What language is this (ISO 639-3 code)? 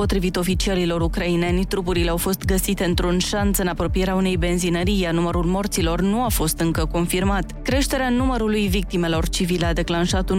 ron